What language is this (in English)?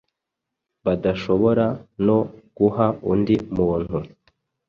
Kinyarwanda